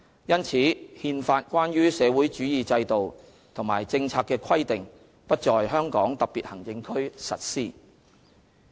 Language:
Cantonese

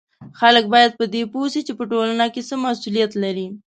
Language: Pashto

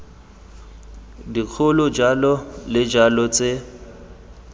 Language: Tswana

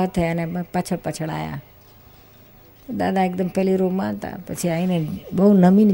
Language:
Gujarati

